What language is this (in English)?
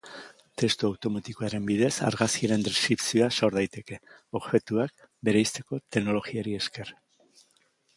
Basque